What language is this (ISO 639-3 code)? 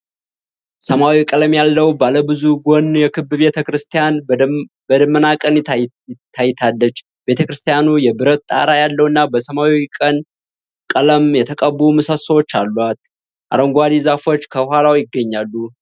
amh